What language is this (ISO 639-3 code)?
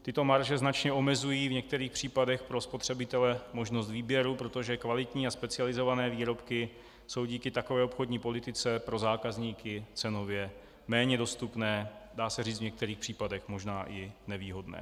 ces